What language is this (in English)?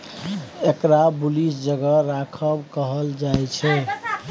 Maithili